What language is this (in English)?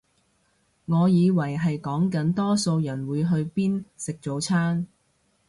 Cantonese